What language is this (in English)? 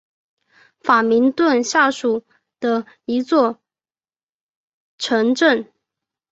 Chinese